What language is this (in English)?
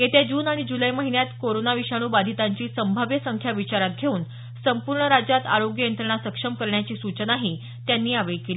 Marathi